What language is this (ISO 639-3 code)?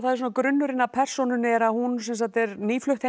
isl